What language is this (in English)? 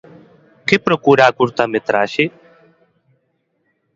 Galician